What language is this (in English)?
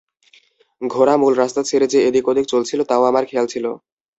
Bangla